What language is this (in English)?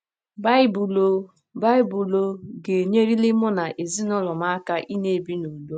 Igbo